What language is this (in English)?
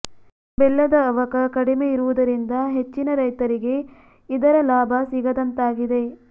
Kannada